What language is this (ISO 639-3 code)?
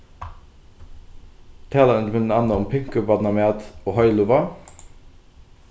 fao